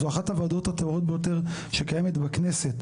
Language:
Hebrew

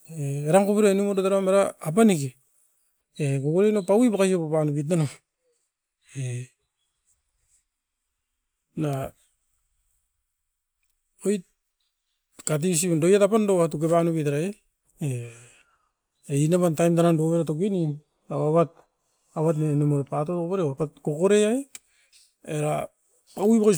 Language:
Askopan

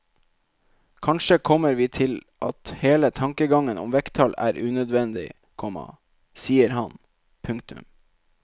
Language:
Norwegian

